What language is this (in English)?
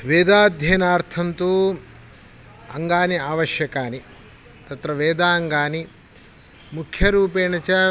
Sanskrit